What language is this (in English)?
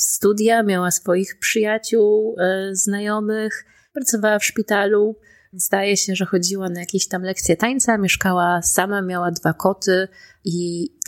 Polish